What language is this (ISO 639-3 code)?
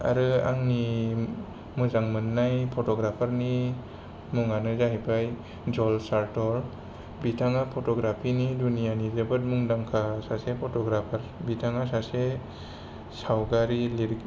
brx